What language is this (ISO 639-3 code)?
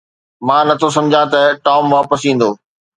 snd